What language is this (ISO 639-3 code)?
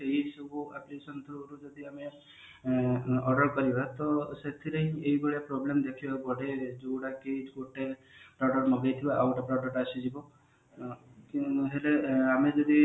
ori